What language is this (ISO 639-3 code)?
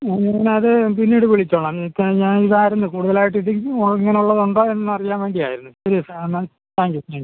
mal